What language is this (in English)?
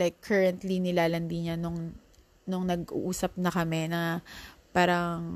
Filipino